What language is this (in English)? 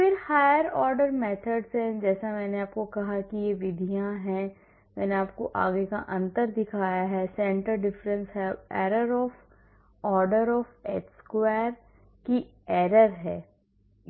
Hindi